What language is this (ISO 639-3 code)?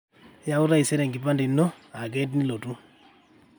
mas